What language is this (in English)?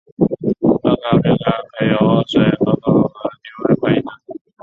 Chinese